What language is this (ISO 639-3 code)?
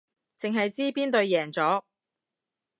yue